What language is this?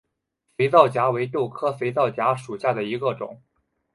Chinese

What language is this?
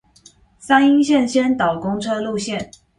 Chinese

